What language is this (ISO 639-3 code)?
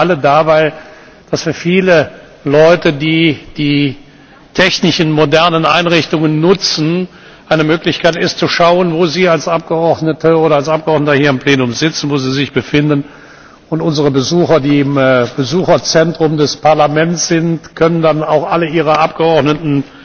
deu